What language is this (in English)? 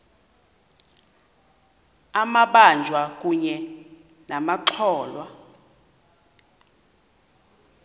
Xhosa